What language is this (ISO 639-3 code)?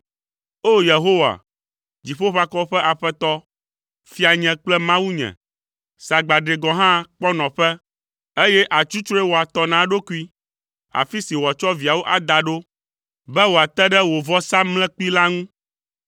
ewe